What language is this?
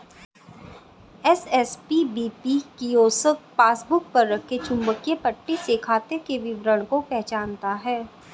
Hindi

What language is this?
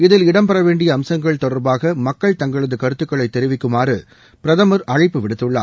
Tamil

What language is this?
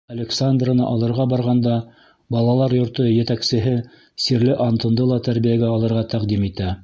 Bashkir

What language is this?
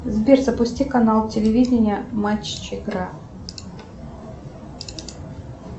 Russian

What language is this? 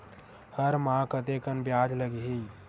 Chhattisgarhi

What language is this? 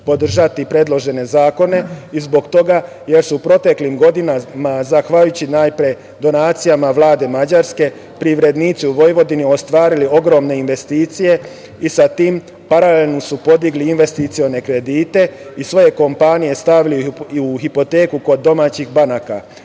Serbian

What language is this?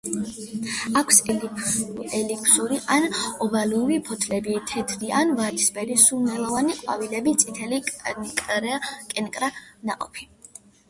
Georgian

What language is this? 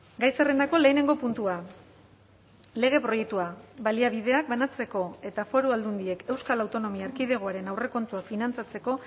Basque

